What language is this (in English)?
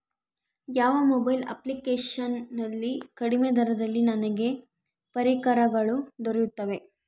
Kannada